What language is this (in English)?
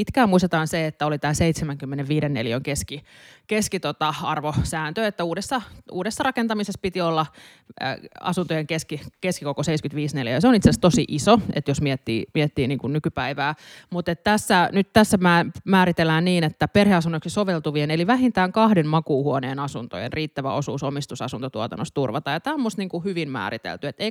Finnish